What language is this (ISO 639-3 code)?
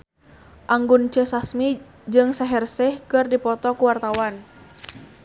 sun